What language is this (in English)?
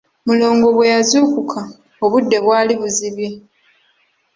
Ganda